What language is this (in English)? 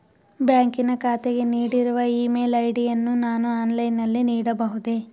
Kannada